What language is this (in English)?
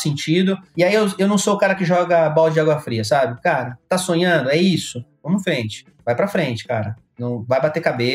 Portuguese